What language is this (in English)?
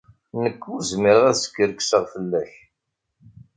Kabyle